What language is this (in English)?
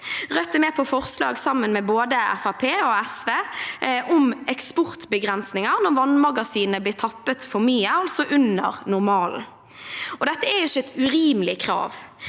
Norwegian